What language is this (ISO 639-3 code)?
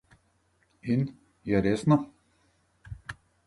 slv